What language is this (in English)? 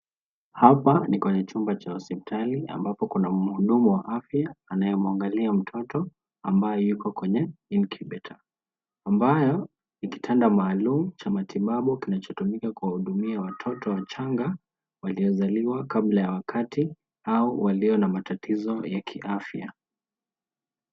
Swahili